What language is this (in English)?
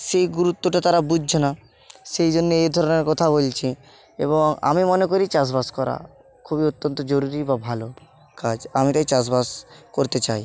Bangla